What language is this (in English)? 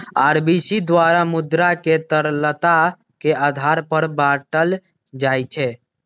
Magahi